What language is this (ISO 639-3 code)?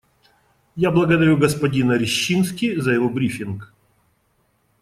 rus